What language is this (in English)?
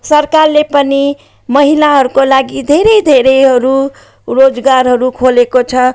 Nepali